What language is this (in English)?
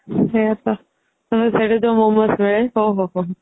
Odia